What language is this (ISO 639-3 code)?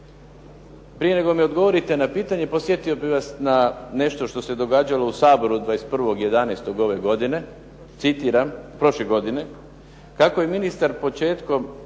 hrv